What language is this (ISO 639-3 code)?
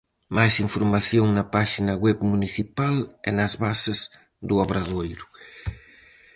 glg